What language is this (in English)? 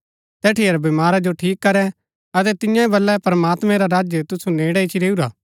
Gaddi